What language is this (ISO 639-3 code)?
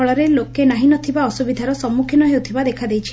ori